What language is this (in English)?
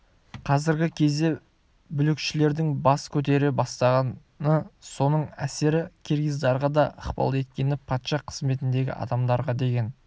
Kazakh